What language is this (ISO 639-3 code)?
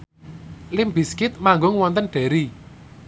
jav